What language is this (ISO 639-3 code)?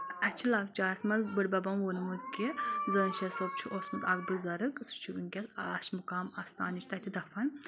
kas